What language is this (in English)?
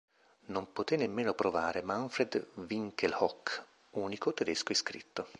Italian